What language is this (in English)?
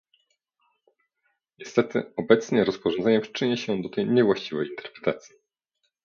Polish